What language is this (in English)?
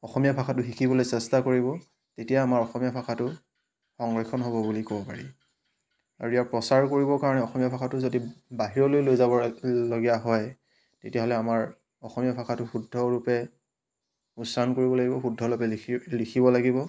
Assamese